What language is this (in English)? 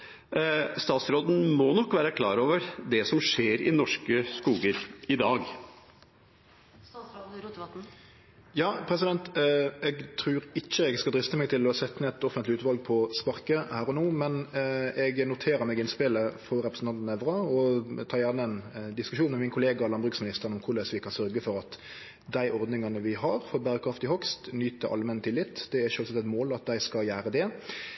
Norwegian